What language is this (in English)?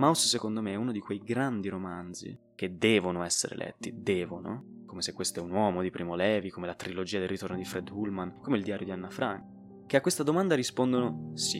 Italian